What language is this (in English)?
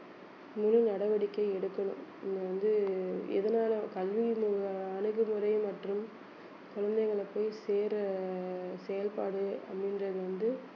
Tamil